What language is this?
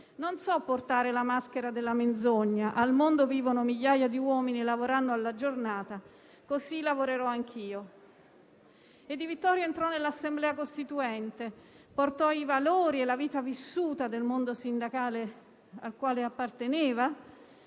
Italian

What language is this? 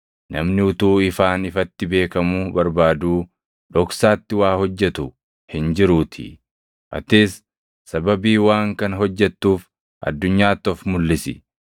Oromo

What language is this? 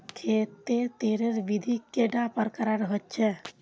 Magahi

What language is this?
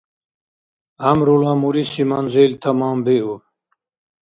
Dargwa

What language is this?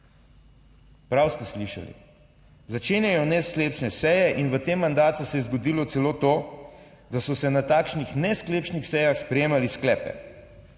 Slovenian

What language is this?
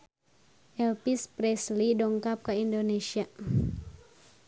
Sundanese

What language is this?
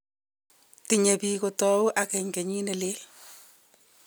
Kalenjin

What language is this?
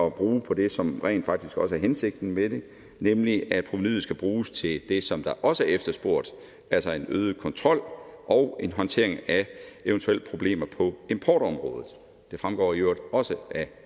Danish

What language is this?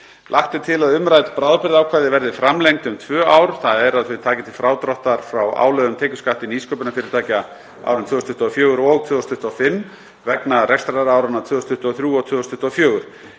Icelandic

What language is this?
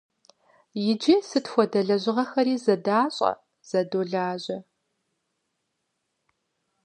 Kabardian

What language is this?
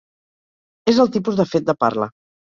Catalan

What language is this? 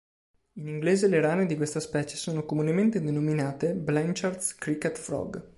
Italian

